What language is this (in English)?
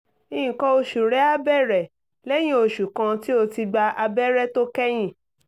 Yoruba